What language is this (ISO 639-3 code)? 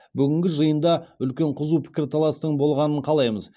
kaz